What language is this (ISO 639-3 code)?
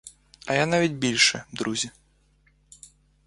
ukr